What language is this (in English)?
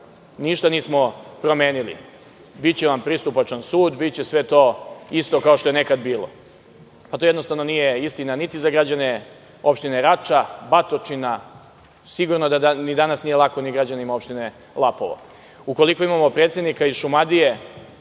Serbian